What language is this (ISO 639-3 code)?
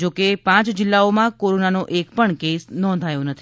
guj